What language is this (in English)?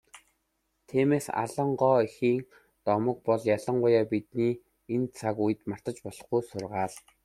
Mongolian